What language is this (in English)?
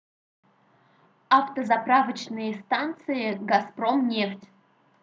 Russian